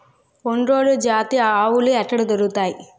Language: Telugu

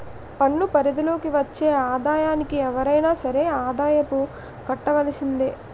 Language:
Telugu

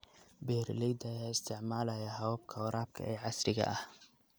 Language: Somali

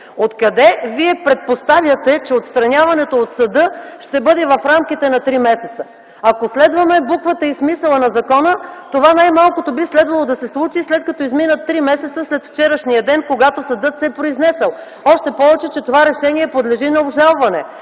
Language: Bulgarian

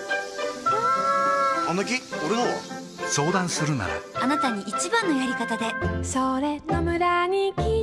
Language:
Japanese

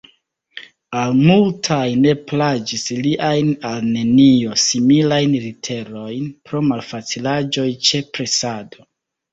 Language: Esperanto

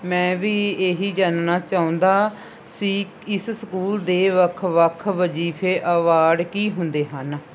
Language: Punjabi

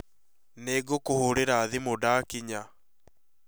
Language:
Kikuyu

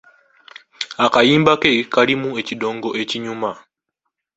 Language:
Ganda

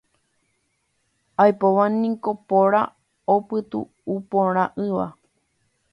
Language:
Guarani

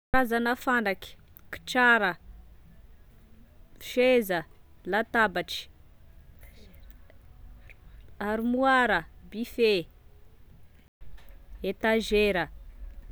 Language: Tesaka Malagasy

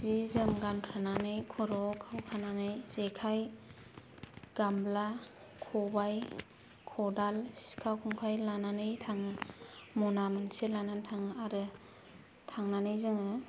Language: Bodo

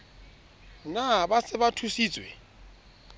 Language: Southern Sotho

